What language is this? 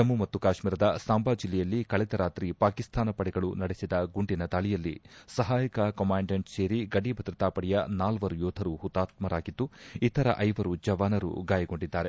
Kannada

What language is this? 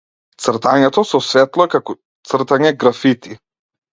Macedonian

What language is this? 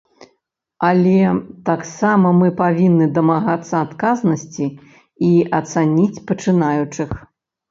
Belarusian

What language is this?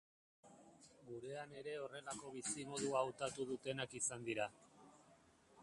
Basque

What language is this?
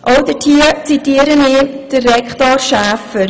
Swiss German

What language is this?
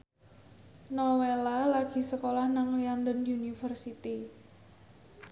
Javanese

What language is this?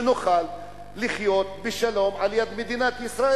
Hebrew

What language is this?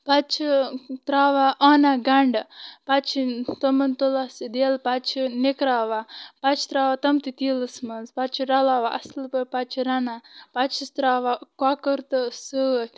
Kashmiri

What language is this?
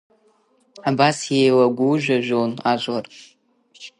Abkhazian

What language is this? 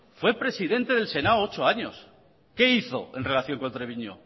Spanish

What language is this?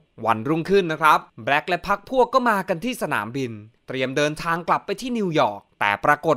Thai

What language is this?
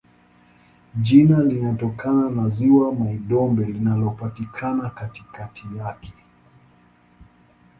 Swahili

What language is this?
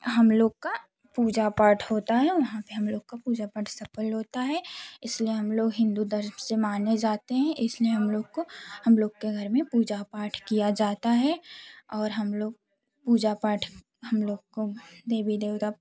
Hindi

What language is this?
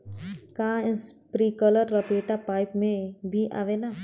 Bhojpuri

